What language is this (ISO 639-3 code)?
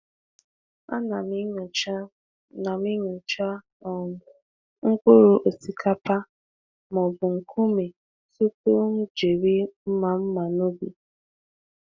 ibo